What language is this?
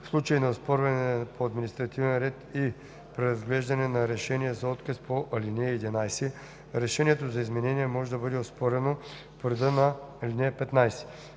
Bulgarian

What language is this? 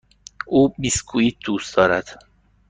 Persian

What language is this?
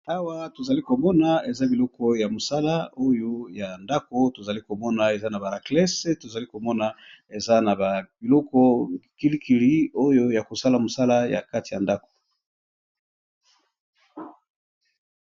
Lingala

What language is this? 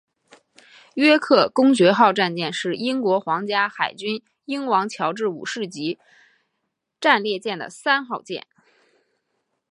Chinese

